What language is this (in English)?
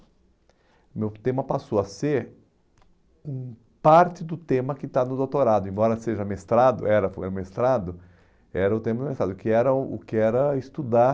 Portuguese